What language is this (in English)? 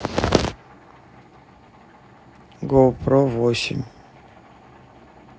Russian